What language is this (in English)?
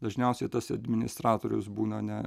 Lithuanian